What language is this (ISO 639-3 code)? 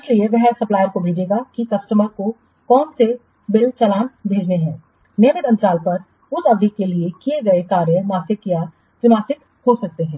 hin